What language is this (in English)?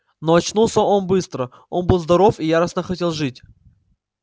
Russian